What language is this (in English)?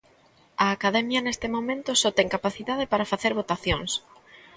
Galician